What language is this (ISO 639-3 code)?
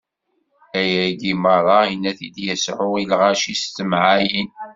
kab